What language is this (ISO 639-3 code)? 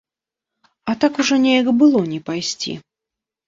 bel